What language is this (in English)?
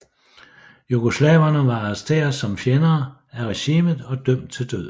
Danish